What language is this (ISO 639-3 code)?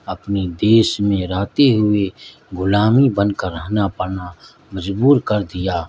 urd